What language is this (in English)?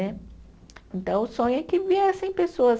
Portuguese